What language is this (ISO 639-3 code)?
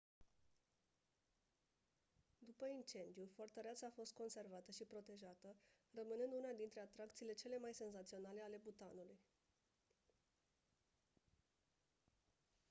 ron